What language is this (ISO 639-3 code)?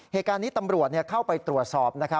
tha